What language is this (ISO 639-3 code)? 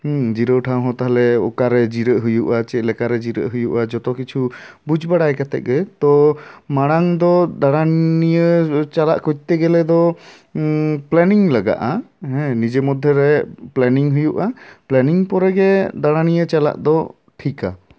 sat